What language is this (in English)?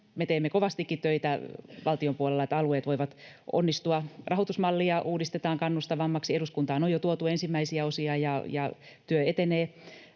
Finnish